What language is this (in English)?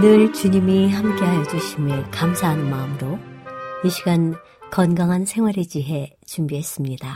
Korean